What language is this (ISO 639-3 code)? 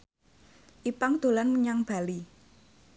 jav